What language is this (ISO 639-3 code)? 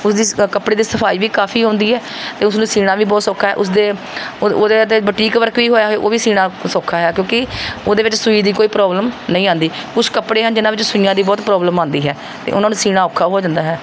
pan